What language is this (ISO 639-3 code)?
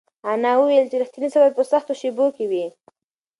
pus